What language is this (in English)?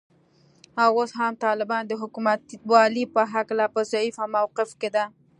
Pashto